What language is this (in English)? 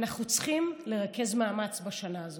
Hebrew